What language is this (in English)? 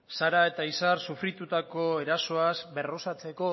Basque